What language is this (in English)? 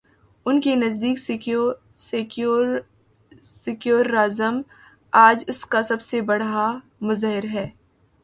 Urdu